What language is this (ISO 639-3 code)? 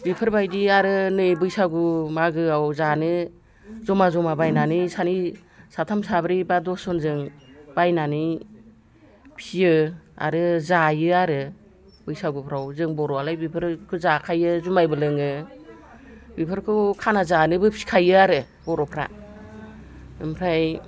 brx